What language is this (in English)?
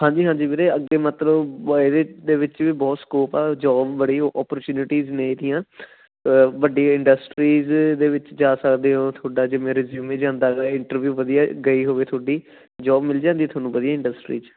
Punjabi